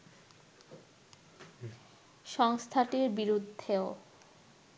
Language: Bangla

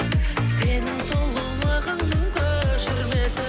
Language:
Kazakh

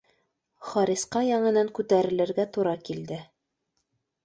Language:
Bashkir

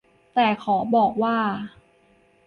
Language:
Thai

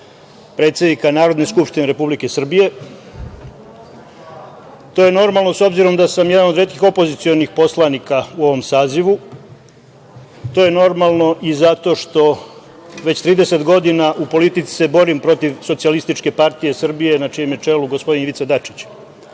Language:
Serbian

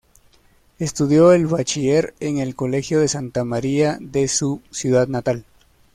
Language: Spanish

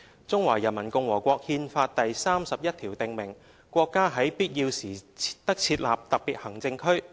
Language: Cantonese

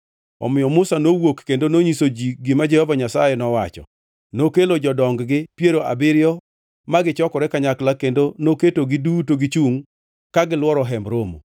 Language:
Luo (Kenya and Tanzania)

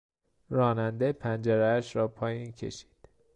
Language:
Persian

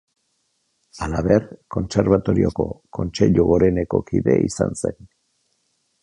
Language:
Basque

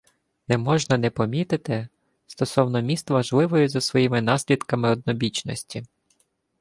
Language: Ukrainian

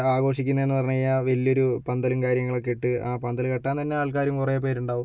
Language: Malayalam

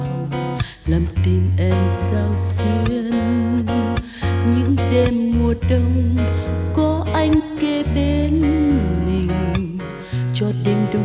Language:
Vietnamese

